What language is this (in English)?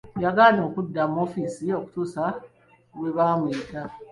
Ganda